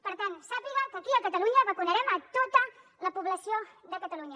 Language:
Catalan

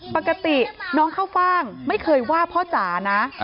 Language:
Thai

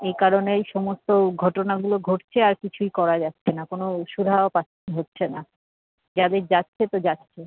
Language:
Bangla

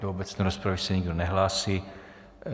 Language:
Czech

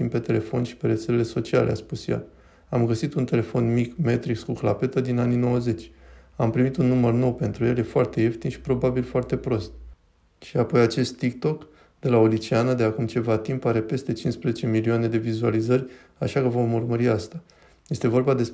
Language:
Romanian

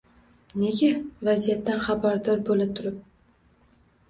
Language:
Uzbek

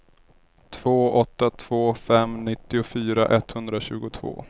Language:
Swedish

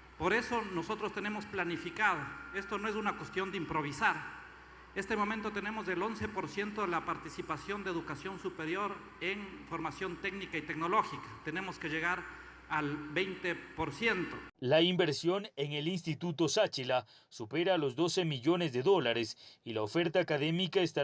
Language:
Spanish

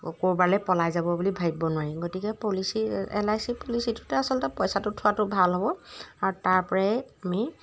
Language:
Assamese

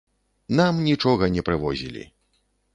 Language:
Belarusian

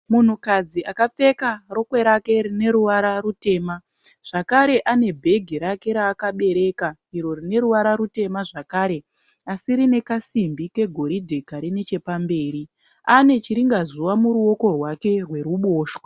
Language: Shona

